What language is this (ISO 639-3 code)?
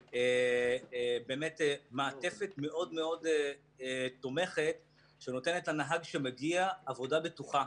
heb